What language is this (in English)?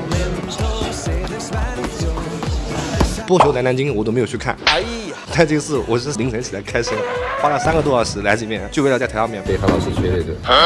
Chinese